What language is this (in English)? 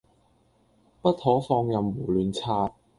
Cantonese